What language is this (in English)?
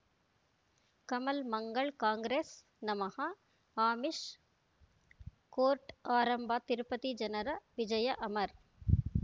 Kannada